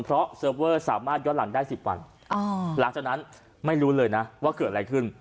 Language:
Thai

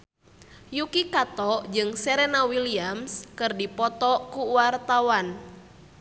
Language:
Sundanese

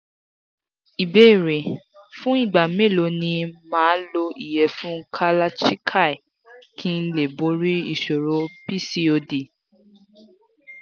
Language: Yoruba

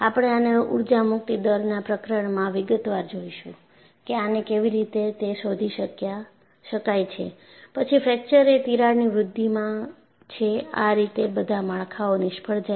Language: Gujarati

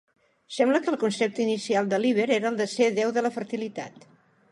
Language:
Catalan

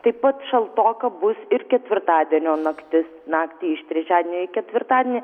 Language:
Lithuanian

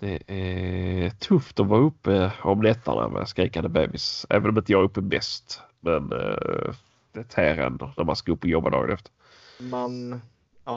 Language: Swedish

